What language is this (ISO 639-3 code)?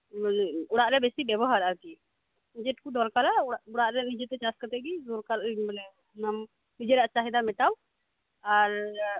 sat